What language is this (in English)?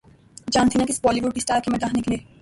Urdu